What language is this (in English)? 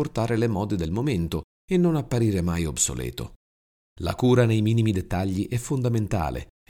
Italian